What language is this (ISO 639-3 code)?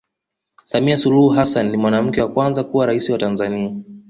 swa